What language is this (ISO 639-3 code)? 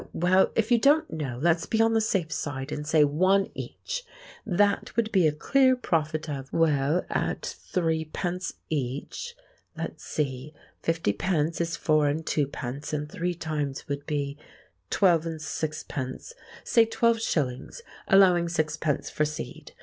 eng